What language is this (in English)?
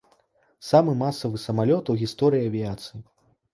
Belarusian